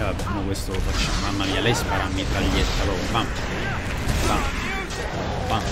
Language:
Italian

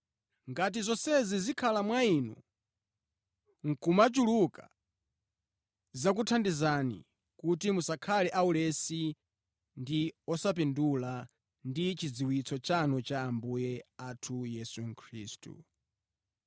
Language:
Nyanja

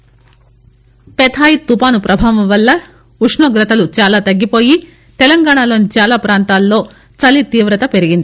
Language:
Telugu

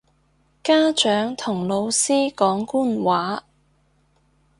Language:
Cantonese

